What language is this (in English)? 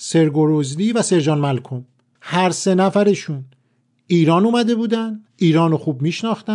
Persian